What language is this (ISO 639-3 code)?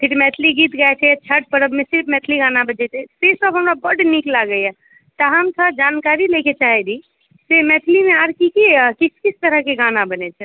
mai